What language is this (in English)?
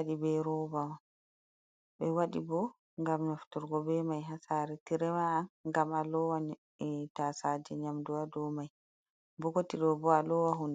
Fula